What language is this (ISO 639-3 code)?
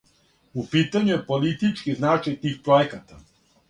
srp